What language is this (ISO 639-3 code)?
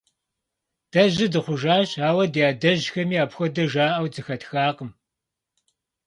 kbd